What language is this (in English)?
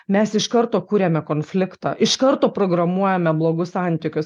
Lithuanian